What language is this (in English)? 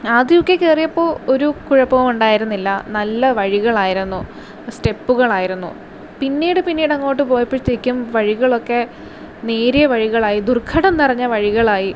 Malayalam